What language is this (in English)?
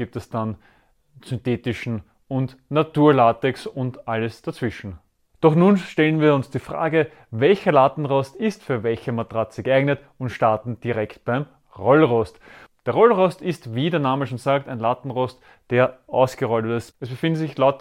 German